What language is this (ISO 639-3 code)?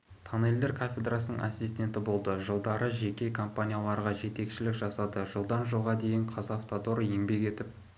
kaz